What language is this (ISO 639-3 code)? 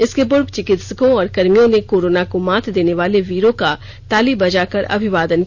hin